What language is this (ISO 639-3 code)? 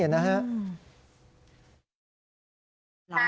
tha